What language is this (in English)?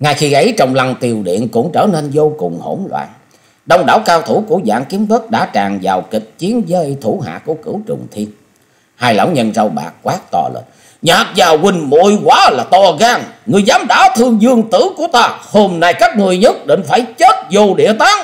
Vietnamese